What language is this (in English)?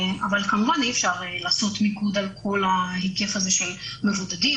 Hebrew